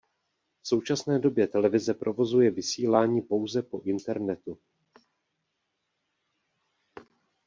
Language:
Czech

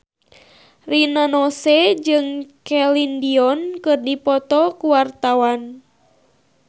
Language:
Sundanese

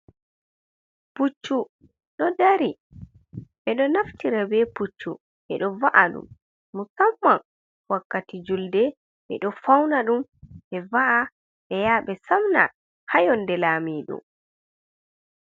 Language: Fula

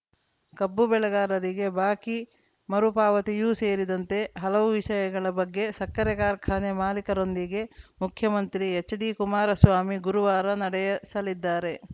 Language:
Kannada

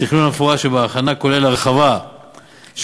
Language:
Hebrew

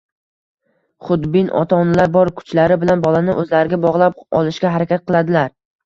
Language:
Uzbek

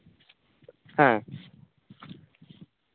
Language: Santali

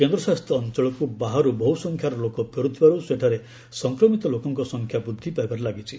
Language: Odia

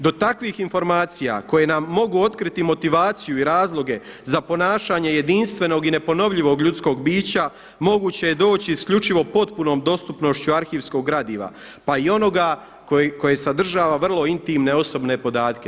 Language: Croatian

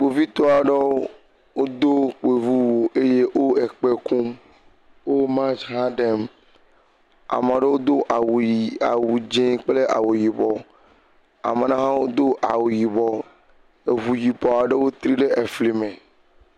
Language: Ewe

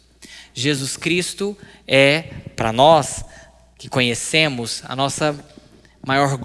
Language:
Portuguese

